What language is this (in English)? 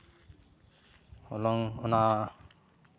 Santali